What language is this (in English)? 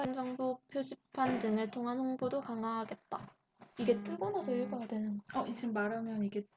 Korean